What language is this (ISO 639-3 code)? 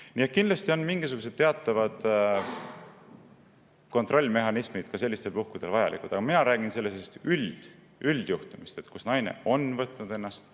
est